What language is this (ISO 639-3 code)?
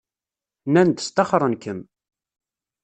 kab